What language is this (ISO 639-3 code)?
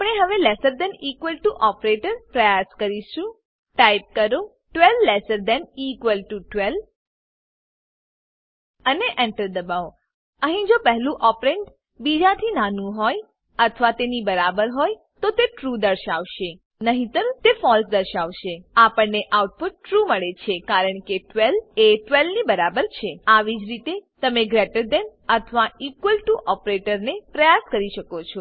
guj